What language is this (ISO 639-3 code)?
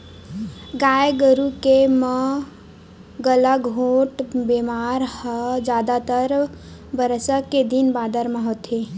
hne